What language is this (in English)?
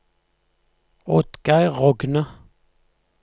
Norwegian